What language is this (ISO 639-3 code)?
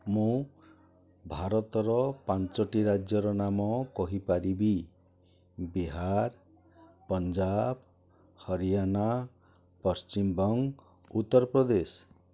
ori